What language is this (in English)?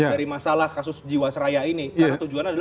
Indonesian